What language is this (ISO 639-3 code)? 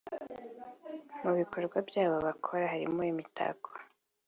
kin